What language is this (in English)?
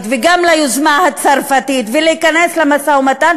Hebrew